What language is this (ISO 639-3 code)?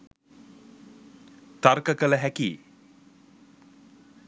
sin